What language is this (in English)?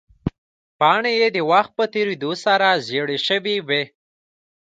Pashto